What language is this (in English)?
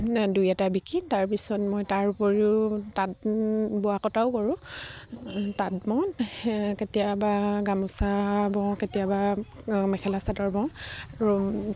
Assamese